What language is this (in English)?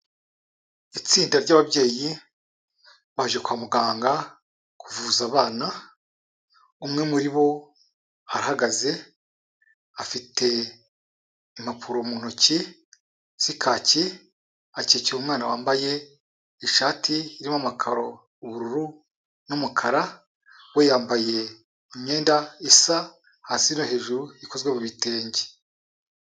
Kinyarwanda